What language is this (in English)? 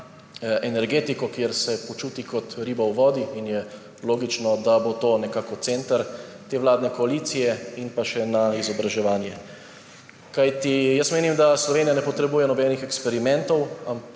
Slovenian